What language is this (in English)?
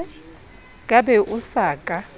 Southern Sotho